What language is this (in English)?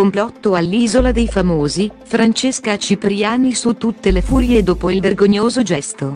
Italian